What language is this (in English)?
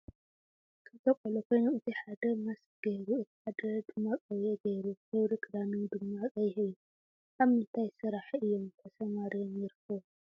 Tigrinya